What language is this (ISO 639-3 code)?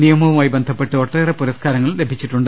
mal